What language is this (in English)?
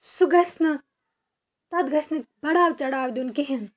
Kashmiri